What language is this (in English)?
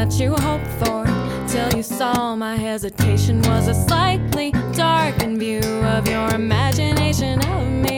Hungarian